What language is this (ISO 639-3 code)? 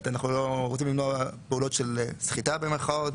heb